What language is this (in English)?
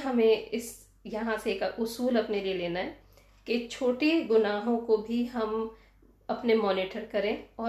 Urdu